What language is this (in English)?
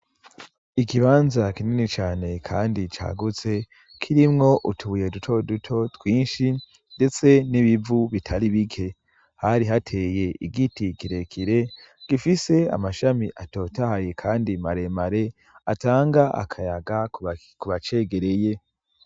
Rundi